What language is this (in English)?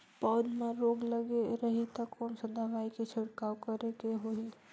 Chhattisgarhi